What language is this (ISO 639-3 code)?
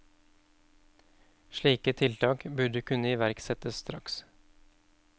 nor